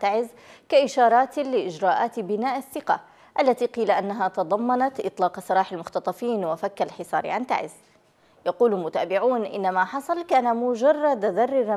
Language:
Arabic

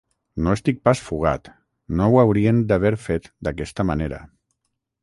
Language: Catalan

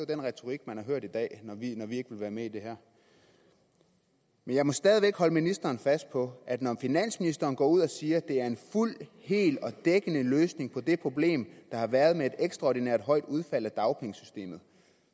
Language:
Danish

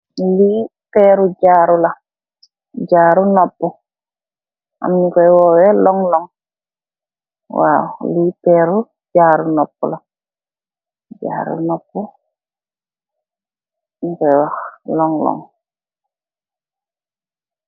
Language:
Wolof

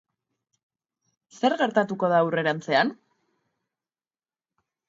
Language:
Basque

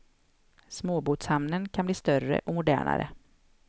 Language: Swedish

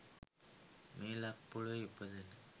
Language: Sinhala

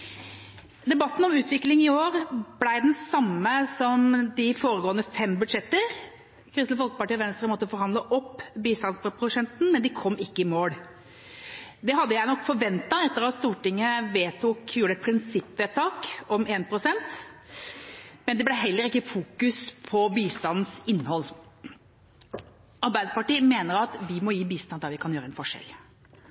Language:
Norwegian Bokmål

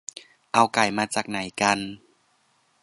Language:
Thai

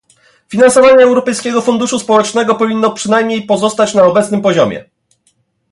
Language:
Polish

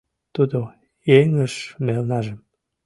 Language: Mari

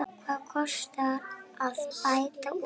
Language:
Icelandic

